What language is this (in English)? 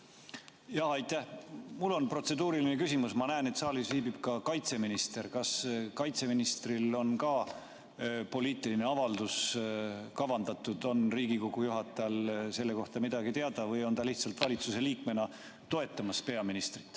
Estonian